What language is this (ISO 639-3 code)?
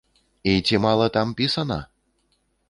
bel